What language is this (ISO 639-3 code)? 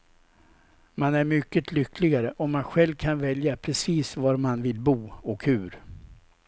swe